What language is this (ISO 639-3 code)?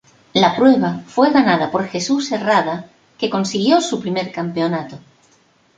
spa